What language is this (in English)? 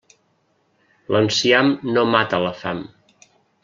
Catalan